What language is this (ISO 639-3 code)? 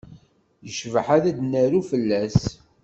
kab